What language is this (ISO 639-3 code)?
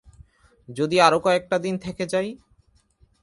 ben